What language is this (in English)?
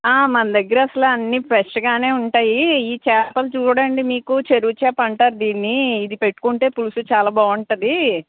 Telugu